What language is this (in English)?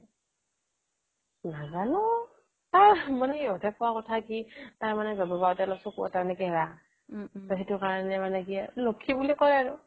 Assamese